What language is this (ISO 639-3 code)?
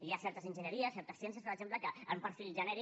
cat